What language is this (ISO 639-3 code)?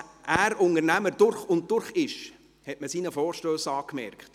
gsw